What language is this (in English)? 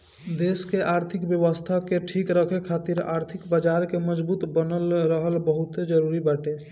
Bhojpuri